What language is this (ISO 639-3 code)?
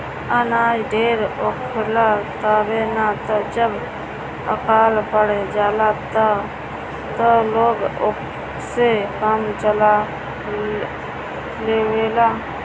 bho